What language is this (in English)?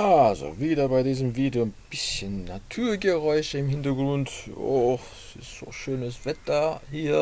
German